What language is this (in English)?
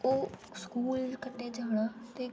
Dogri